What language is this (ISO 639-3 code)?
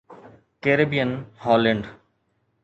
snd